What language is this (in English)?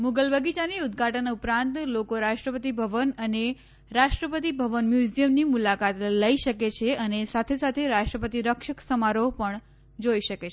Gujarati